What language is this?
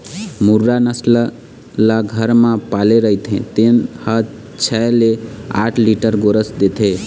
Chhattisgarhi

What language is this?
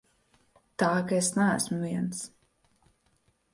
Latvian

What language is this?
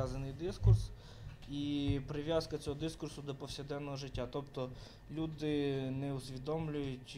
Ukrainian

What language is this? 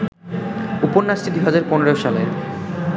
Bangla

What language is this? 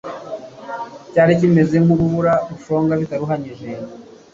Kinyarwanda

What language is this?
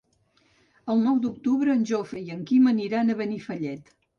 Catalan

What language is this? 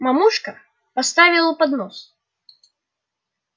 Russian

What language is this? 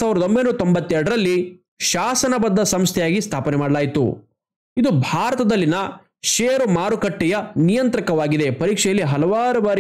Kannada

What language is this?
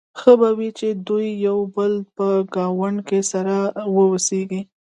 Pashto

